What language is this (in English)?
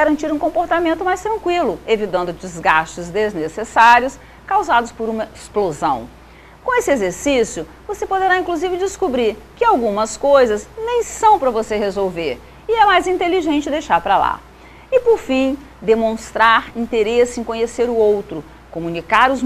Portuguese